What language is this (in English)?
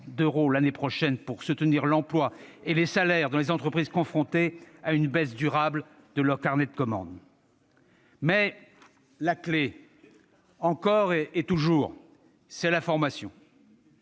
French